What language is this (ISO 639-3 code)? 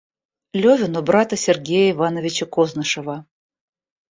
rus